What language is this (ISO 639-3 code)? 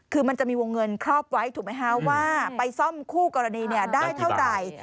tha